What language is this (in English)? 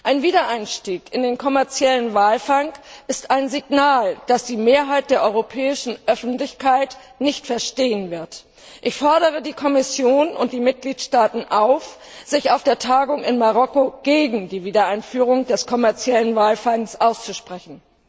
German